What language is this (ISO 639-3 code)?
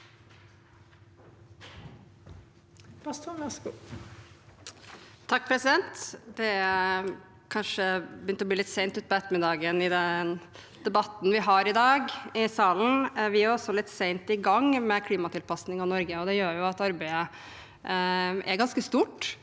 nor